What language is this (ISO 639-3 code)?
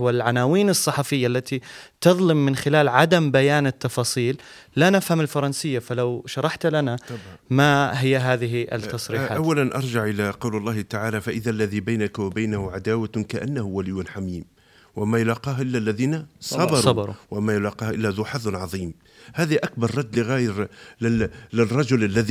ara